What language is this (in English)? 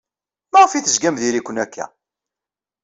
Kabyle